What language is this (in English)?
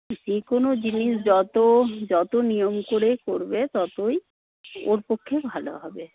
Bangla